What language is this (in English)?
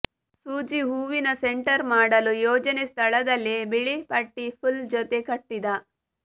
Kannada